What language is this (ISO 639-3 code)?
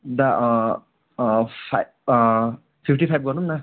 nep